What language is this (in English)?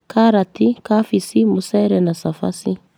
Kikuyu